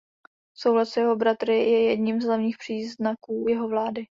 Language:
Czech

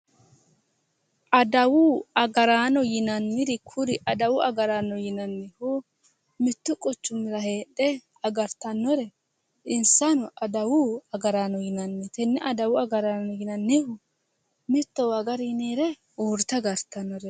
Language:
Sidamo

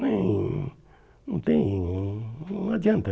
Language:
Portuguese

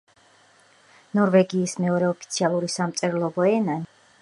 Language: Georgian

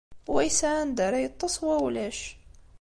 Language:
Kabyle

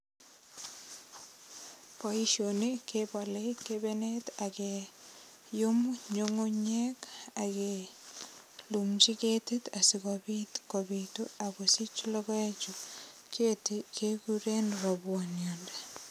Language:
Kalenjin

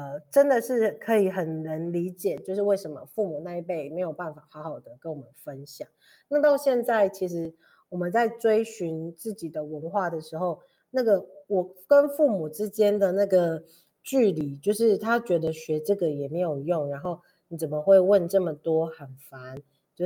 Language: Chinese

